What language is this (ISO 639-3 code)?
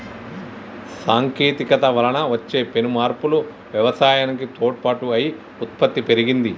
tel